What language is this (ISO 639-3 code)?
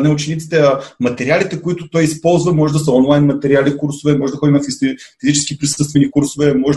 bul